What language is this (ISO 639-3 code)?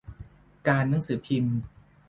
tha